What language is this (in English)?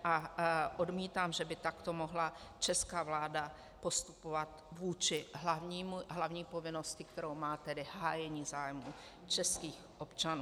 Czech